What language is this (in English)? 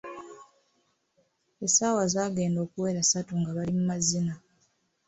Ganda